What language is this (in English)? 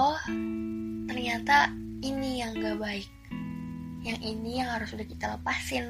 Indonesian